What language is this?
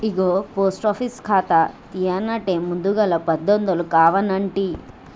Telugu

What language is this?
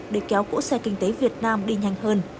Vietnamese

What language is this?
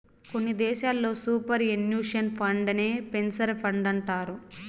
Telugu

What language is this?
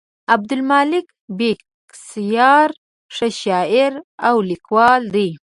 Pashto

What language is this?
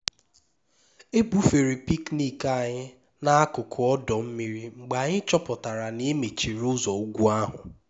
Igbo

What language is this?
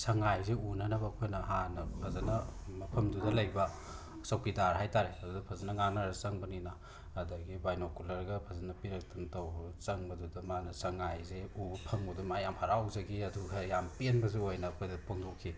Manipuri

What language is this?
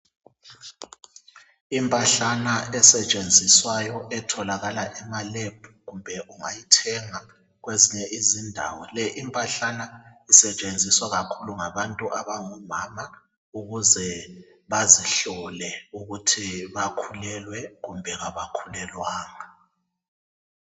North Ndebele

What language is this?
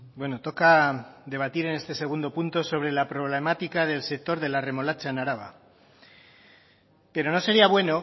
Spanish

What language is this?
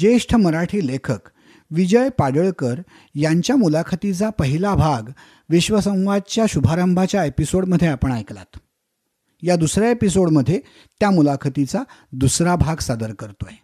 Marathi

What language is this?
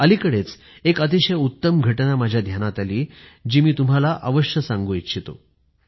Marathi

